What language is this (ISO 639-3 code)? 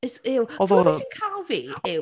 cym